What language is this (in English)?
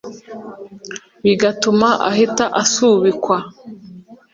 Kinyarwanda